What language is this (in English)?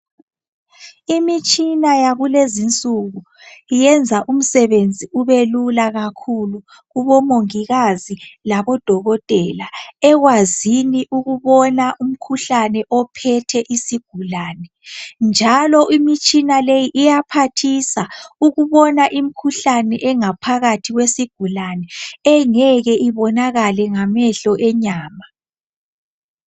North Ndebele